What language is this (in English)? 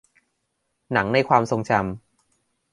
Thai